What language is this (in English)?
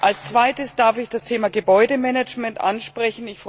German